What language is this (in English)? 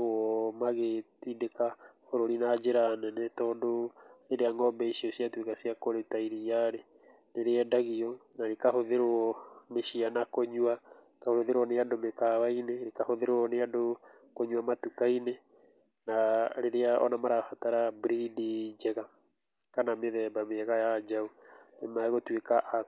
Kikuyu